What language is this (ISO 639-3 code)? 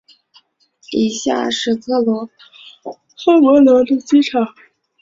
zho